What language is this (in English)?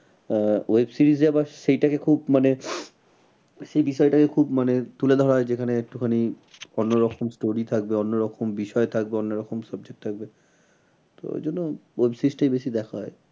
Bangla